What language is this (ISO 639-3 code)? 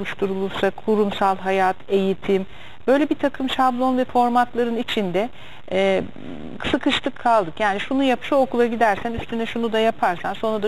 tur